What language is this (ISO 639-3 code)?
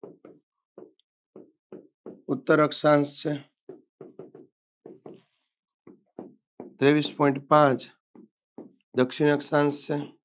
guj